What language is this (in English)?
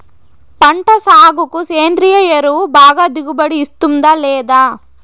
Telugu